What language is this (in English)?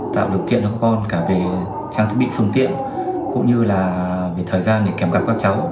Vietnamese